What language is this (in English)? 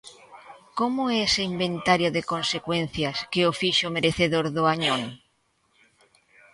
Galician